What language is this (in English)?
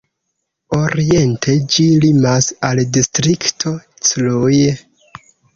Esperanto